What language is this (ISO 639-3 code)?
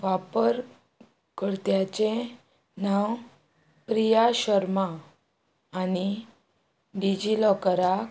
kok